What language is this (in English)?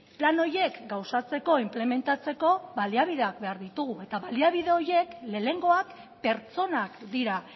Basque